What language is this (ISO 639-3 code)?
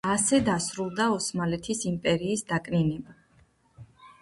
kat